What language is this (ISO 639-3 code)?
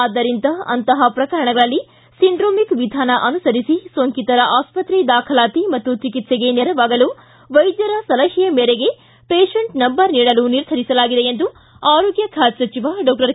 kan